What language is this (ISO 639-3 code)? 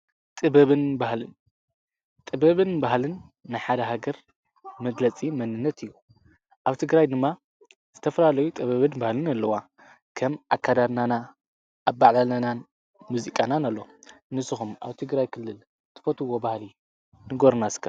tir